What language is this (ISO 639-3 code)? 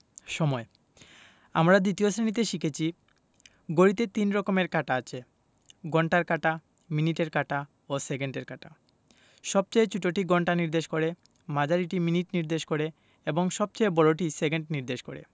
ben